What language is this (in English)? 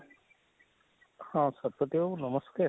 Odia